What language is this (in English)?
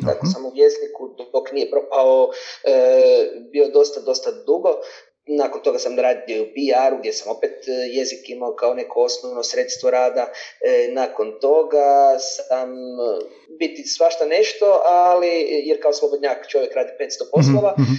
Croatian